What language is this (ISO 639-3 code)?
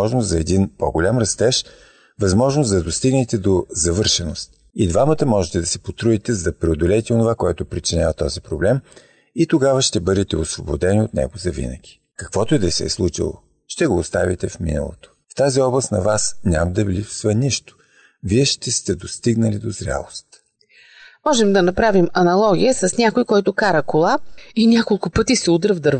bul